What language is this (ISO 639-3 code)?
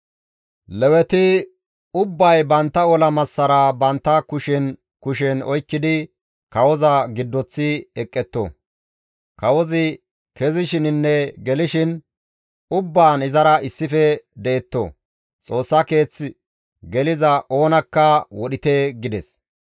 gmv